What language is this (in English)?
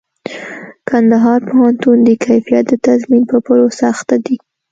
Pashto